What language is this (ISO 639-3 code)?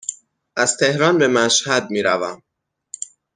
fas